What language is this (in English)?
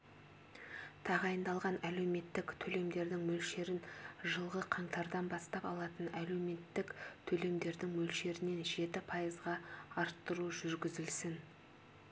Kazakh